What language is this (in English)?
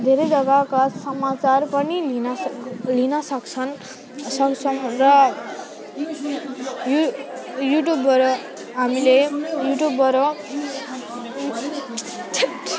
Nepali